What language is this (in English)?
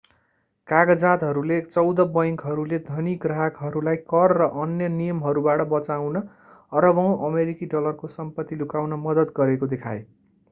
Nepali